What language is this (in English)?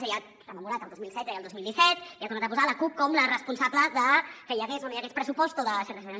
Catalan